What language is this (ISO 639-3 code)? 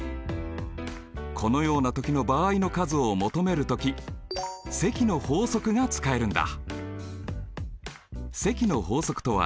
jpn